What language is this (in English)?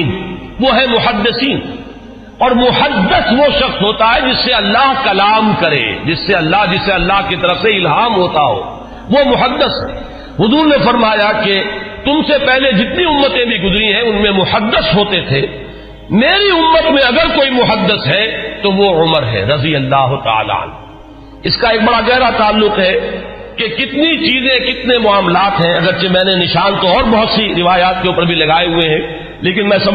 Urdu